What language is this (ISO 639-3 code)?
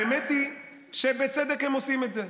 heb